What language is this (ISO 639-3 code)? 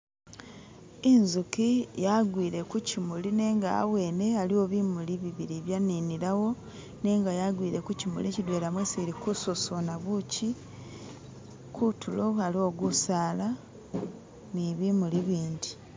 myx